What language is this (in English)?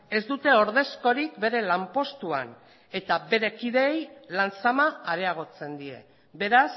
Basque